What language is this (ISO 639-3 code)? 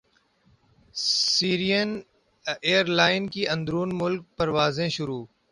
urd